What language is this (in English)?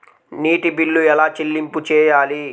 Telugu